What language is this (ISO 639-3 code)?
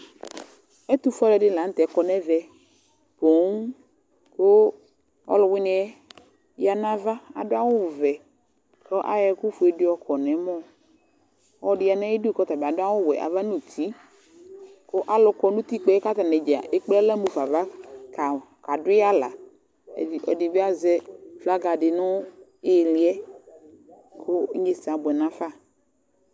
kpo